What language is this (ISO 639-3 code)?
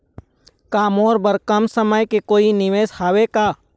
hne